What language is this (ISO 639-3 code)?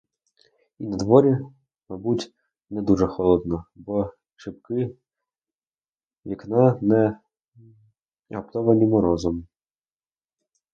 ukr